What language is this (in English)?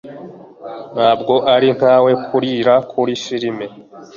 Kinyarwanda